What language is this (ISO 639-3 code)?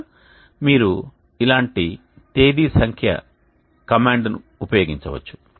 tel